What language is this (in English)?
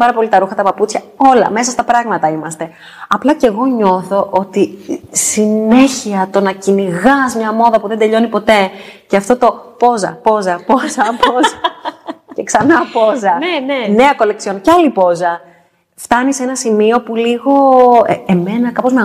Greek